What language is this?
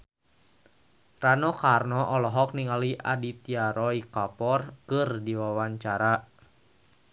Sundanese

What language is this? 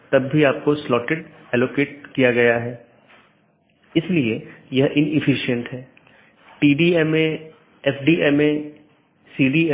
Hindi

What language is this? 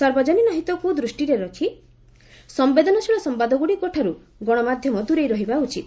Odia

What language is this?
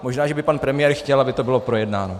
Czech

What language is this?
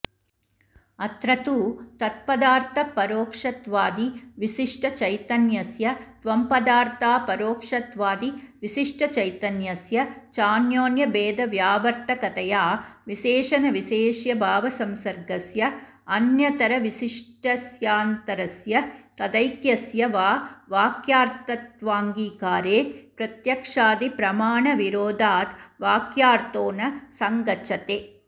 Sanskrit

